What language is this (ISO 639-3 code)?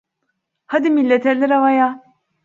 tur